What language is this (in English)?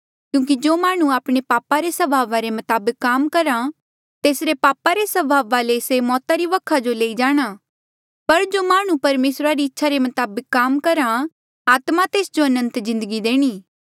Mandeali